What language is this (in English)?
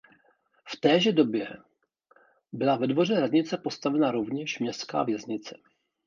Czech